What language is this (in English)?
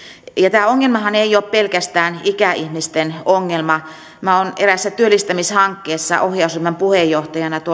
Finnish